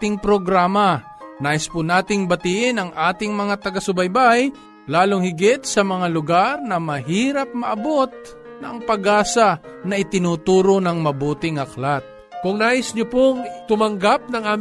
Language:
Filipino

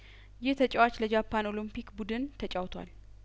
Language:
Amharic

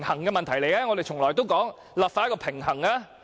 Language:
Cantonese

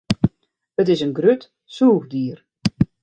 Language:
Western Frisian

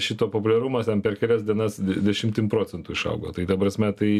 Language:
Lithuanian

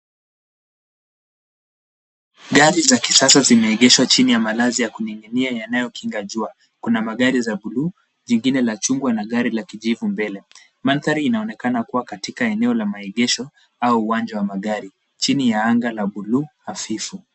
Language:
Swahili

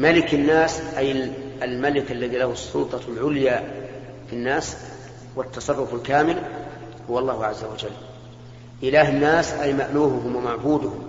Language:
Arabic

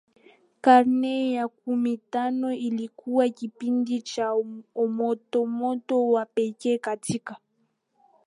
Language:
Swahili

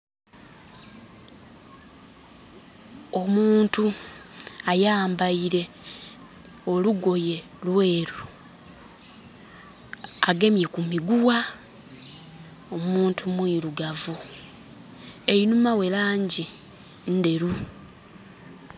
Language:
Soga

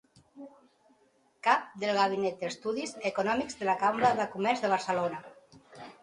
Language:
Catalan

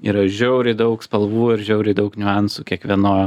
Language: Lithuanian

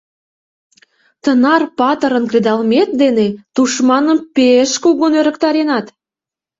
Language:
Mari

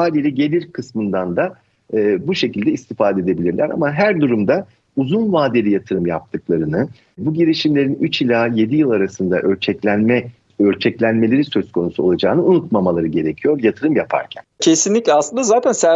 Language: Turkish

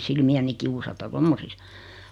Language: Finnish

